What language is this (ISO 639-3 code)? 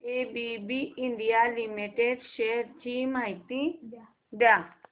mar